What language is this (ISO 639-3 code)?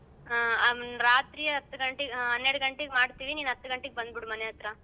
kan